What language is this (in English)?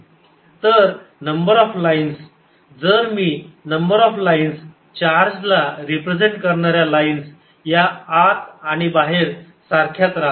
Marathi